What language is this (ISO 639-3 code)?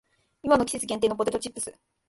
jpn